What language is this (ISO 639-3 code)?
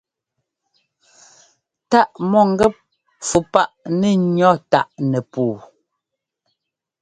jgo